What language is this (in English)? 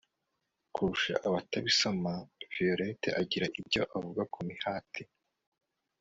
Kinyarwanda